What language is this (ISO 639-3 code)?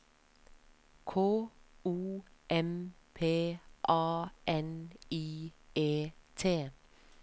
nor